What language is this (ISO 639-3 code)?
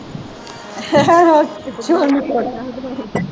pan